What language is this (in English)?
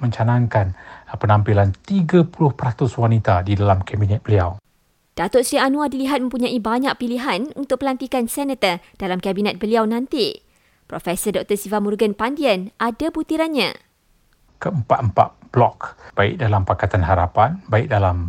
Malay